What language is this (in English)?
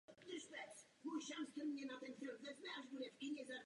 Czech